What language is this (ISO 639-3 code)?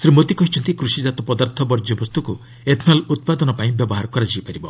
ori